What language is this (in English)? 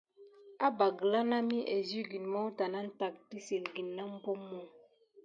Gidar